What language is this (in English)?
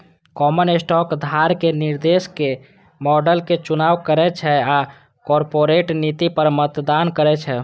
Maithili